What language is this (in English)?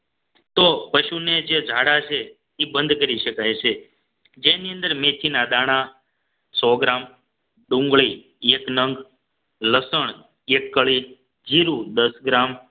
Gujarati